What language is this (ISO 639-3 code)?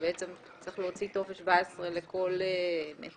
heb